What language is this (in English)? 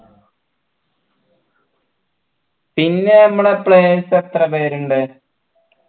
Malayalam